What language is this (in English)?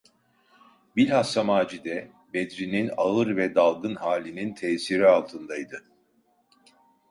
Turkish